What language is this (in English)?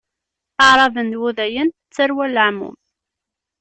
Kabyle